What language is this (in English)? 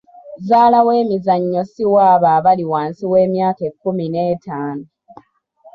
Ganda